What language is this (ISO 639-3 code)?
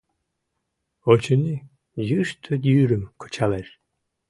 chm